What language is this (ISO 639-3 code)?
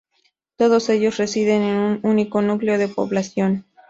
spa